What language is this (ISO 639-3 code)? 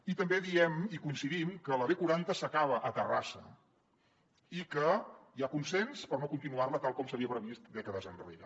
cat